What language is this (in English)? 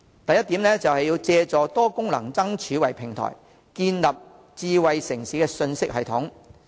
Cantonese